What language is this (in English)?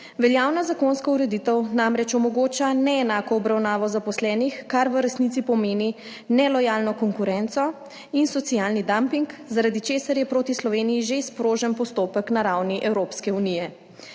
Slovenian